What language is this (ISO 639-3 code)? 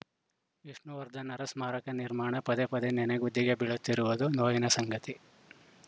kan